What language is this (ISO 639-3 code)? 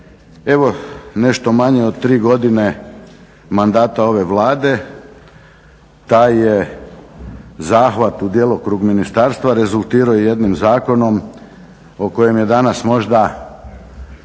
hrv